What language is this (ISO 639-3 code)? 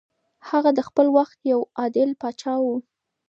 pus